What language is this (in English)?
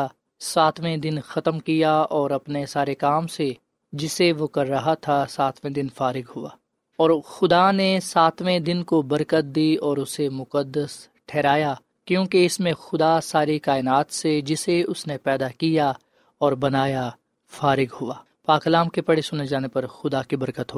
Urdu